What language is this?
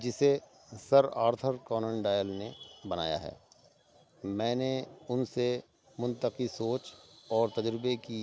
Urdu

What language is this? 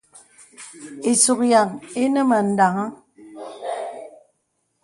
Bebele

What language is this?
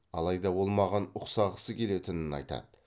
Kazakh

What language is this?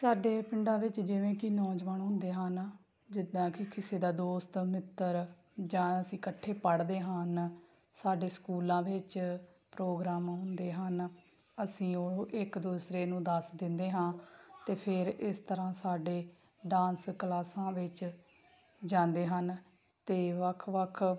Punjabi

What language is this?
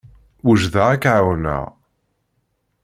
Kabyle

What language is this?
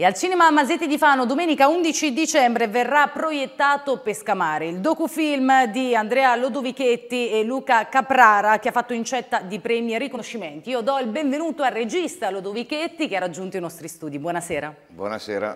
Italian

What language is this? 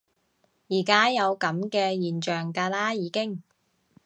Cantonese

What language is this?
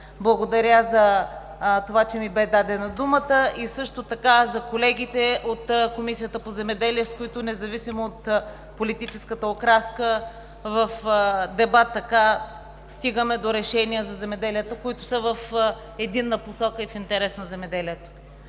Bulgarian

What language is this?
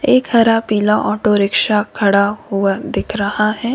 Hindi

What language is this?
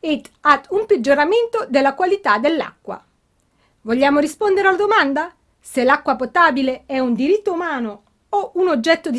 Italian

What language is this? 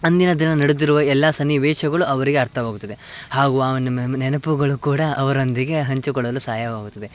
Kannada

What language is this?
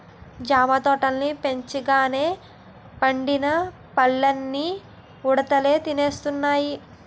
Telugu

